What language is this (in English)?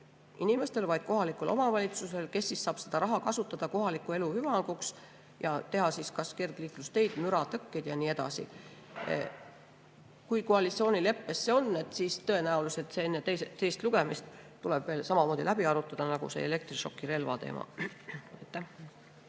Estonian